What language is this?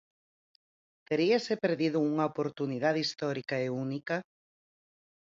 Galician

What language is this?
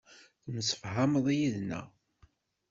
Kabyle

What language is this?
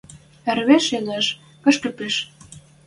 Western Mari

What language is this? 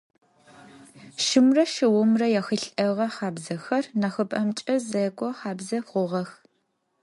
Adyghe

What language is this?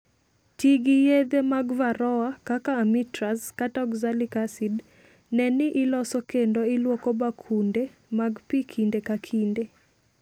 Luo (Kenya and Tanzania)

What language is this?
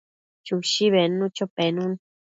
Matsés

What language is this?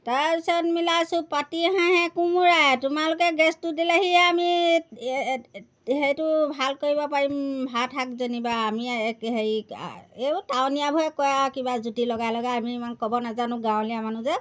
Assamese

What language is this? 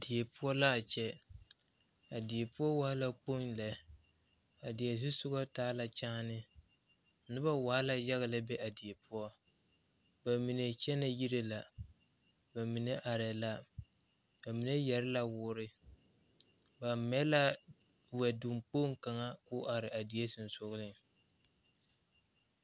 Southern Dagaare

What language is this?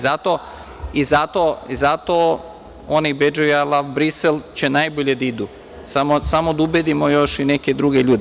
Serbian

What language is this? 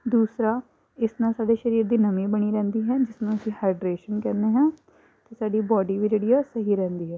Punjabi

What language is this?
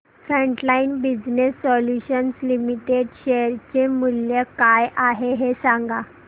Marathi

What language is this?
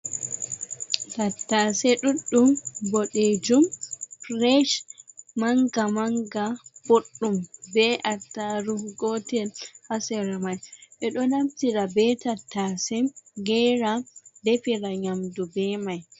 Fula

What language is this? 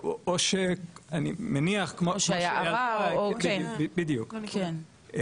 Hebrew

